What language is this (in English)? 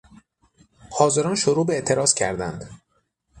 Persian